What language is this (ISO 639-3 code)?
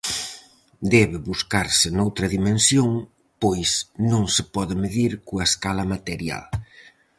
glg